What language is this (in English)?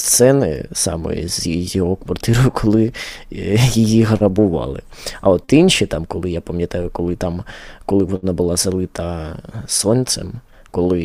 Ukrainian